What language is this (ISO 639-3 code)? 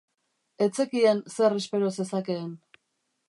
eus